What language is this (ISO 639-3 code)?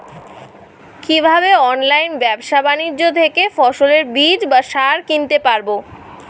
ben